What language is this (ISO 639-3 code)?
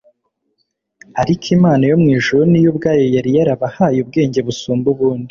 kin